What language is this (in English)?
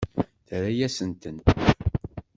Kabyle